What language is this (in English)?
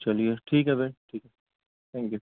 Urdu